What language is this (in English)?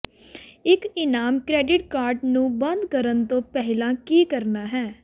Punjabi